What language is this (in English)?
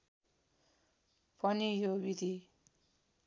Nepali